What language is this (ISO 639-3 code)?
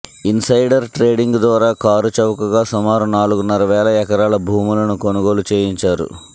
tel